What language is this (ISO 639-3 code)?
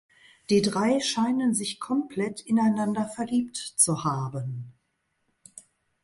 deu